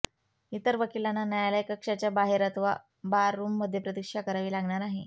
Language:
Marathi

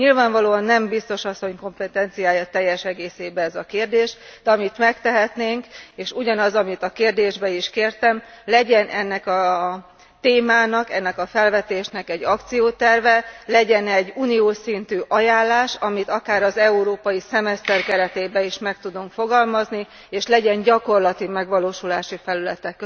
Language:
Hungarian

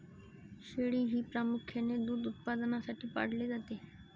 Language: Marathi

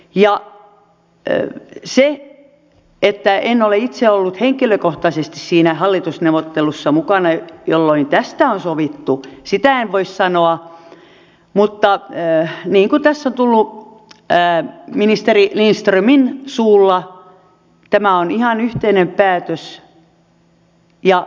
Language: Finnish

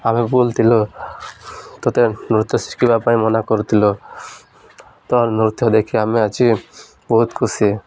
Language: Odia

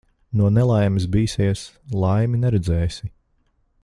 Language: Latvian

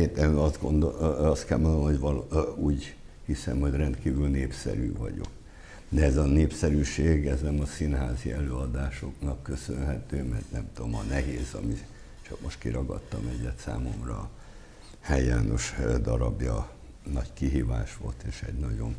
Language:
Hungarian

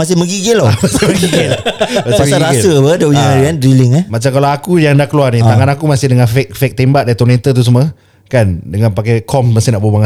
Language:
Malay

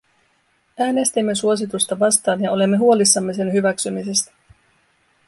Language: Finnish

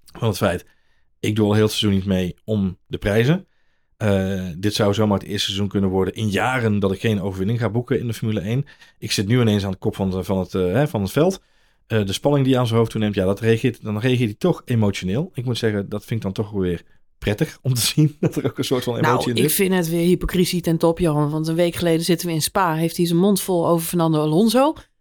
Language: Dutch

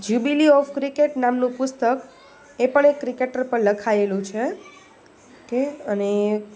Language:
Gujarati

